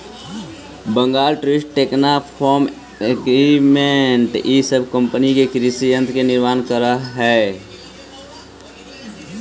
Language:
Magahi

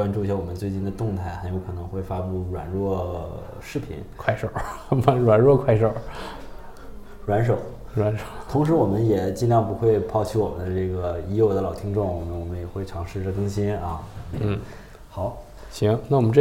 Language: Chinese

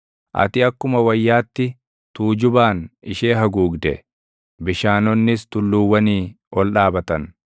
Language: Oromo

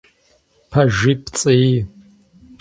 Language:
Kabardian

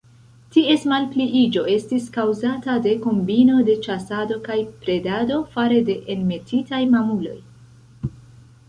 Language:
Esperanto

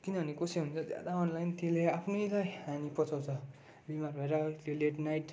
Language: Nepali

